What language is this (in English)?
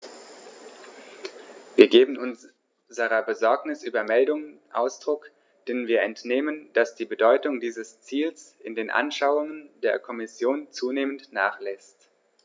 German